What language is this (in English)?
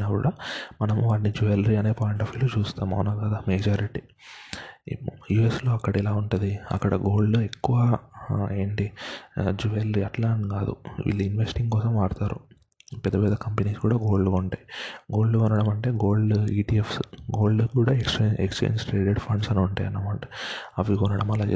Telugu